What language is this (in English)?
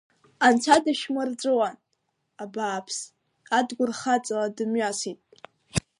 Abkhazian